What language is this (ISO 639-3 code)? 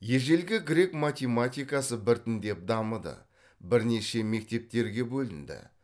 kaz